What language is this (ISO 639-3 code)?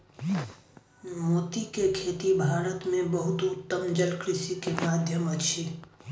mai